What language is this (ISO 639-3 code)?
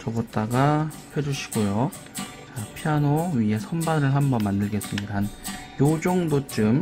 kor